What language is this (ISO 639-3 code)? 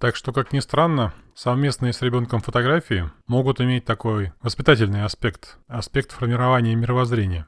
rus